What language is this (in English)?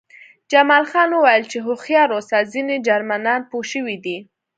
Pashto